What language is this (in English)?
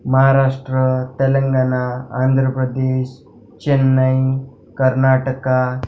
Marathi